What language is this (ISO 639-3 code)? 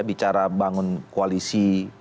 ind